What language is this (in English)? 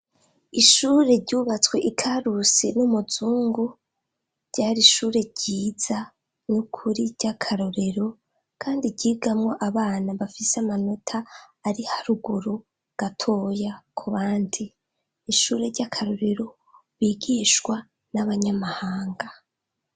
Rundi